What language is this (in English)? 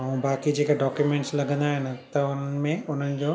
Sindhi